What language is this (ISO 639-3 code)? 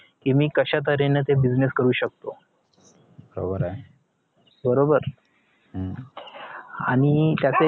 mar